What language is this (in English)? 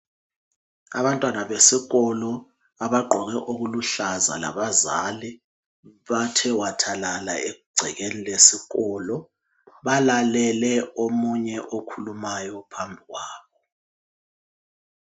North Ndebele